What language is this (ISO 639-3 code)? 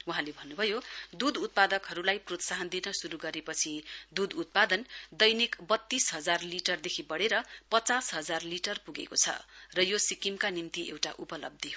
nep